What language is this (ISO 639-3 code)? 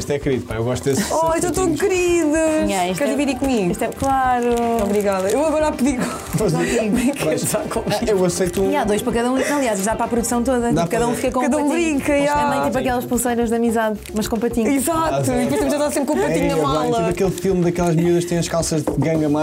por